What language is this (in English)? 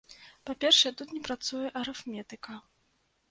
Belarusian